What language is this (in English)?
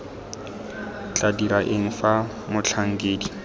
Tswana